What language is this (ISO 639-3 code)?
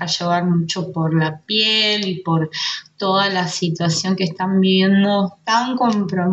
spa